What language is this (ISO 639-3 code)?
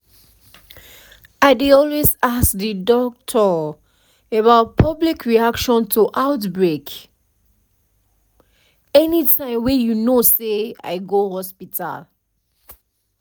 pcm